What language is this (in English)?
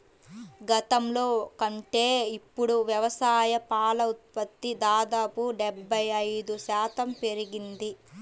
Telugu